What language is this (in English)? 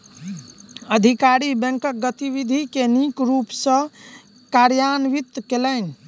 Maithili